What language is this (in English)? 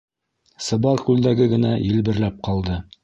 Bashkir